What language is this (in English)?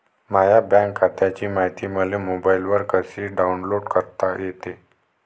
Marathi